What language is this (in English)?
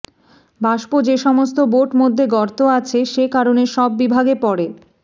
Bangla